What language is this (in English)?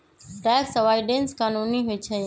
Magahi